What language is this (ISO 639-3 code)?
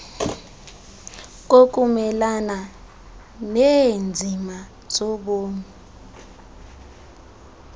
xho